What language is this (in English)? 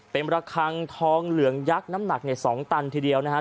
Thai